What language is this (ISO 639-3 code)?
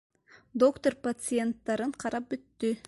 bak